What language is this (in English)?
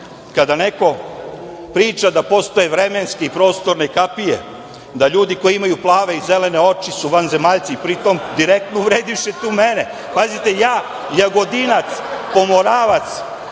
Serbian